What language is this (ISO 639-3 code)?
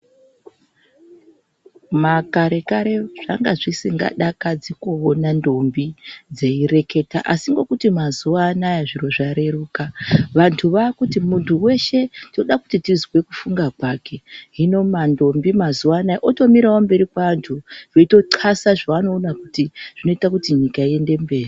ndc